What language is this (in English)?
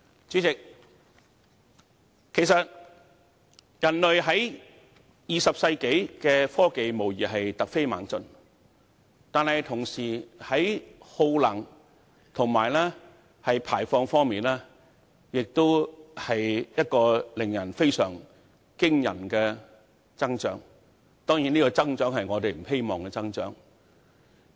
Cantonese